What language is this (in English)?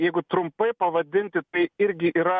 Lithuanian